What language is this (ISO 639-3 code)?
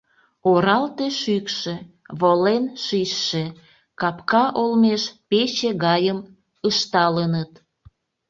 chm